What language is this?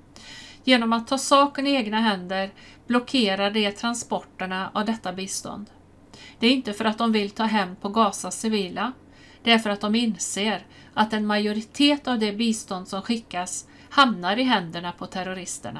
Swedish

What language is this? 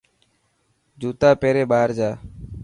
Dhatki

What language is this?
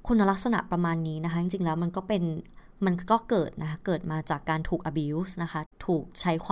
Thai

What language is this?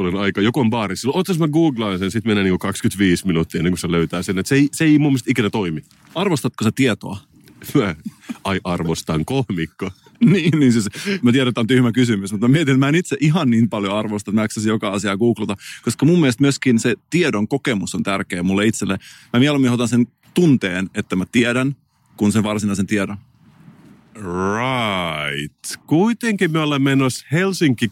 Finnish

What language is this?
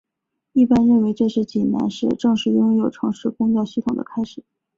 Chinese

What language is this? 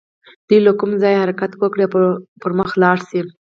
Pashto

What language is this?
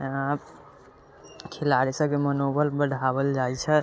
Maithili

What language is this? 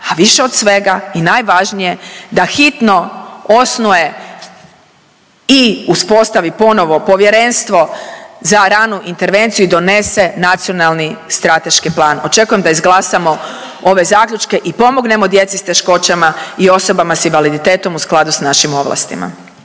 Croatian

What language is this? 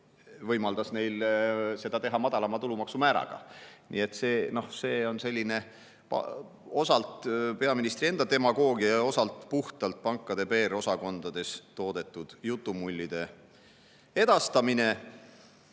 Estonian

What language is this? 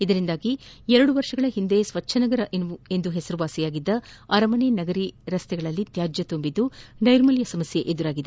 Kannada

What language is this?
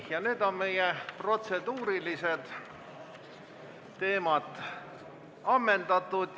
Estonian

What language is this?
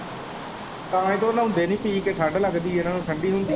Punjabi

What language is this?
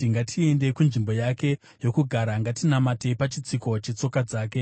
Shona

